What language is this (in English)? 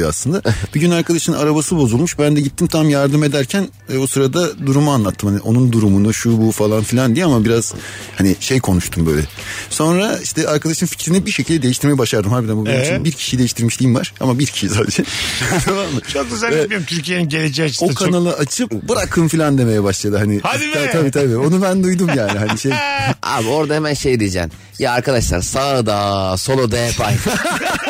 Turkish